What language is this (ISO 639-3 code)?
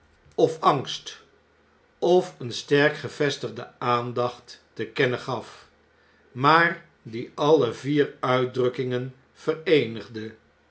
nld